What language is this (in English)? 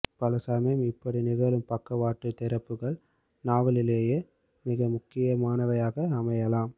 Tamil